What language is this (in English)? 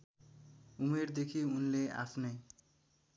Nepali